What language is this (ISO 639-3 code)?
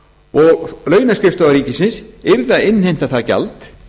isl